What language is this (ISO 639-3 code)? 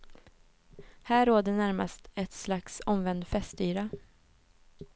swe